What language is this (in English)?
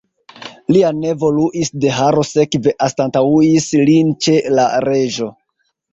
Esperanto